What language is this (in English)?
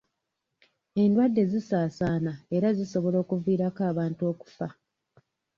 Ganda